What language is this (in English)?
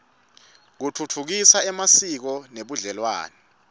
Swati